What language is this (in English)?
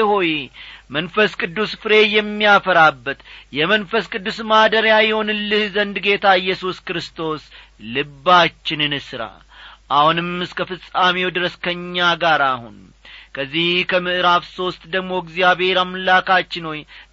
Amharic